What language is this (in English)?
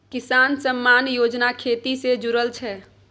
Maithili